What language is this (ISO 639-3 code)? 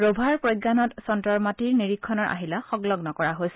asm